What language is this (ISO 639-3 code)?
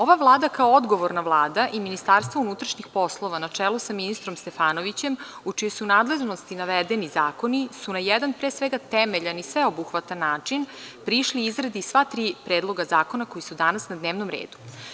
srp